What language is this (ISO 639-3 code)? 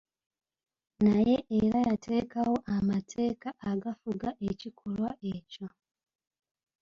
lug